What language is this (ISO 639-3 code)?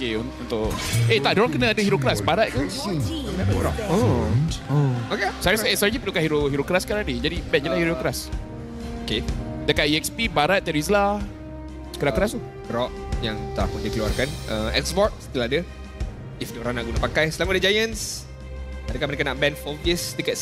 msa